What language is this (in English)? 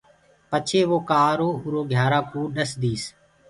Gurgula